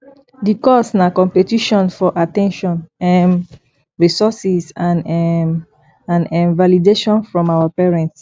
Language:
Nigerian Pidgin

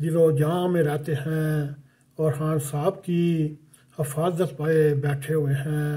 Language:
Arabic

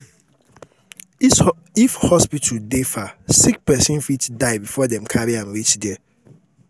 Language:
Nigerian Pidgin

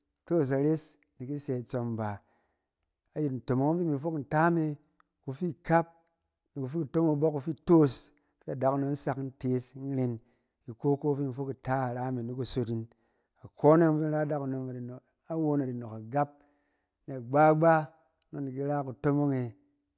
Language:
Cen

